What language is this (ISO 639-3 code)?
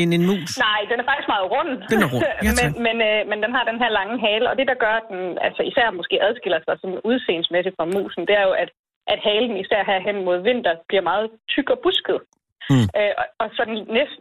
dan